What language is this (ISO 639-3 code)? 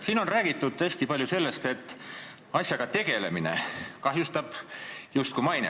est